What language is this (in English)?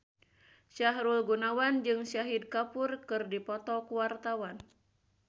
Sundanese